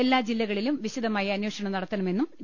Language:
Malayalam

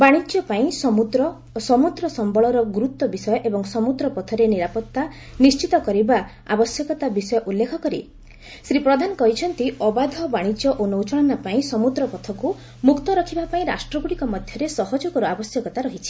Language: Odia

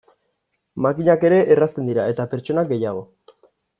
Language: Basque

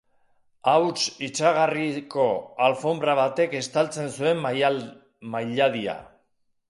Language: Basque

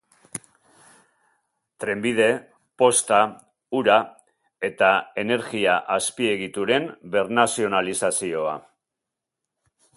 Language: Basque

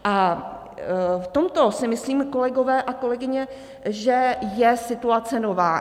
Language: Czech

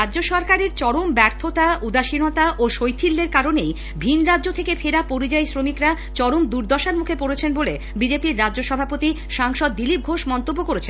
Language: Bangla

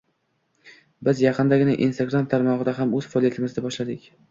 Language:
Uzbek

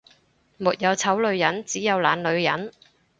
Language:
Cantonese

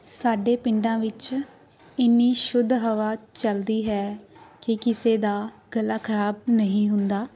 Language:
Punjabi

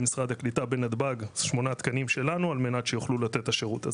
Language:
Hebrew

